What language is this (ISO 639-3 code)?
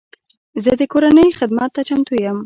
pus